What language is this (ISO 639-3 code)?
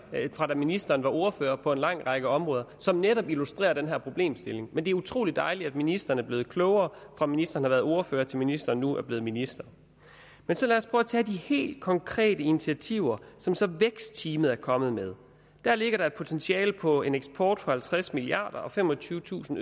dan